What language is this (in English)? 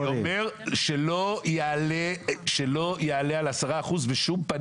Hebrew